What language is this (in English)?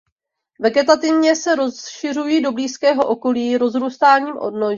Czech